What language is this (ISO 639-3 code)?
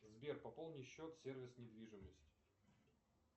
rus